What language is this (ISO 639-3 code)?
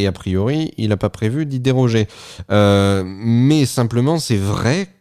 fra